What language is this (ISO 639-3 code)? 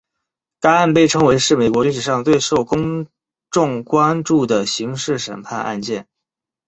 zho